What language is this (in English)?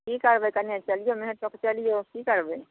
Maithili